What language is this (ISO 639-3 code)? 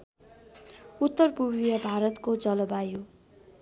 nep